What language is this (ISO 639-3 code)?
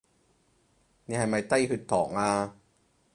yue